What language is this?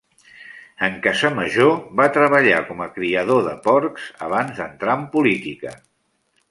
Catalan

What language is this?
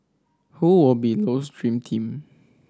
English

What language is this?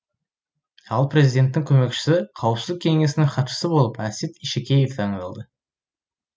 Kazakh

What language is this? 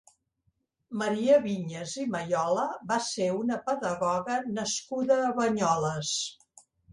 Catalan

